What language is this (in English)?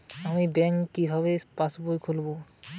Bangla